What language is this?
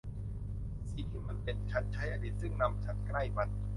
Thai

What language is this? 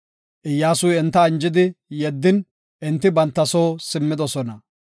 Gofa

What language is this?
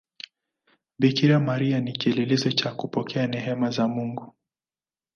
Swahili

